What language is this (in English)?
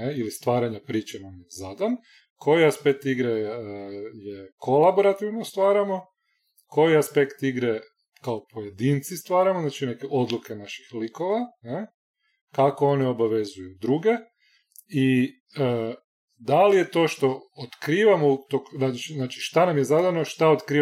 Croatian